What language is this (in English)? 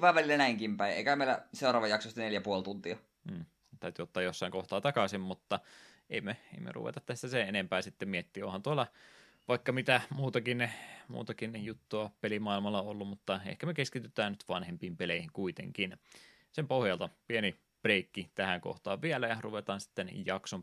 Finnish